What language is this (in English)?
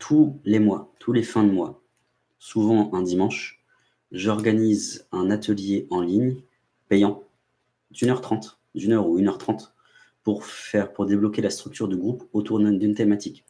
French